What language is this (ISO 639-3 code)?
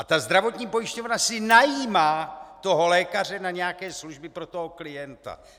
ces